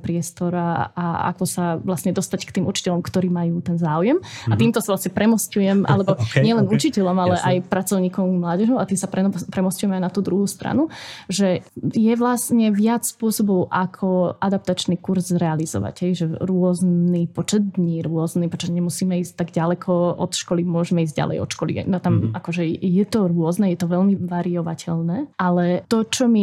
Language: Slovak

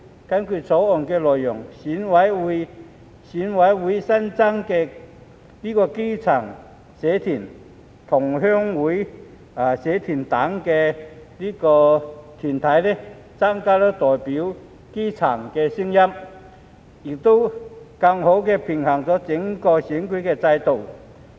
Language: Cantonese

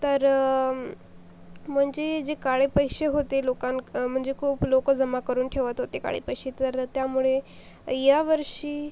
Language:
Marathi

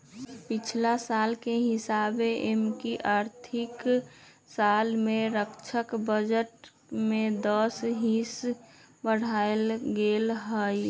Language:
Magahi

